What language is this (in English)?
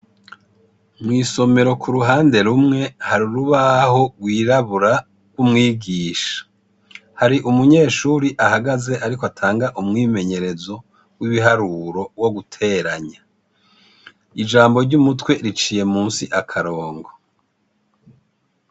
Rundi